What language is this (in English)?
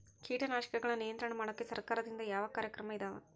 Kannada